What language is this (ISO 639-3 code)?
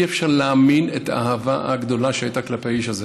heb